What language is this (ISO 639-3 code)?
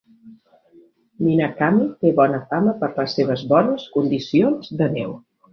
cat